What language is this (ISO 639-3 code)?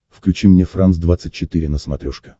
rus